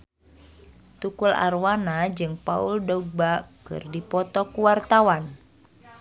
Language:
Sundanese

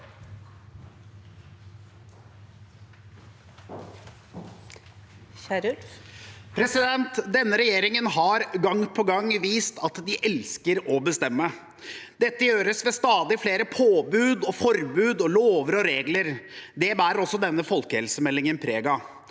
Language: Norwegian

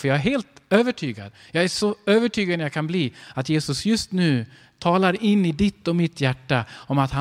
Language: Swedish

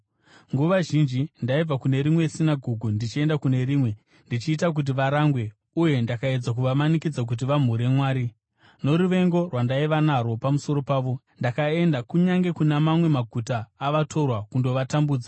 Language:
Shona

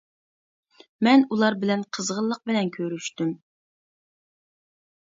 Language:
Uyghur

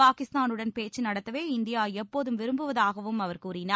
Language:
Tamil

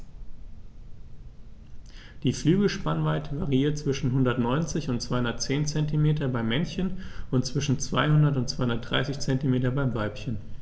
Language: German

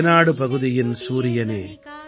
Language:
Tamil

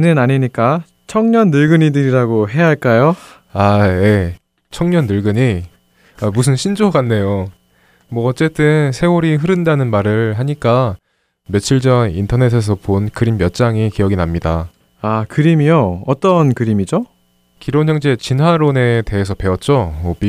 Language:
Korean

